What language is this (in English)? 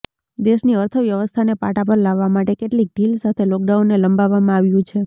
Gujarati